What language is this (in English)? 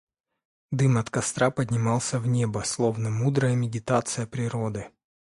Russian